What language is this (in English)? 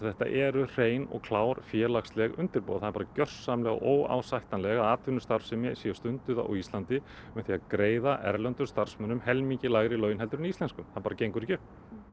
Icelandic